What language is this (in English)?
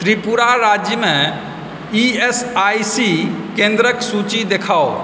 Maithili